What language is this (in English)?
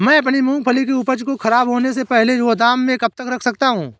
Hindi